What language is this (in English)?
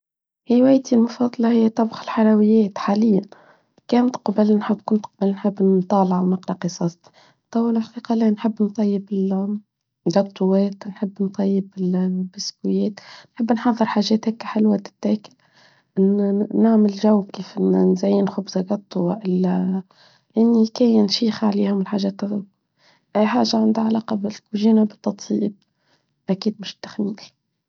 Tunisian Arabic